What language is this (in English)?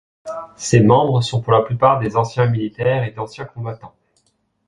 French